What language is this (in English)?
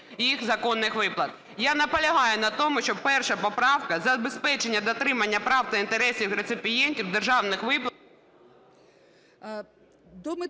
Ukrainian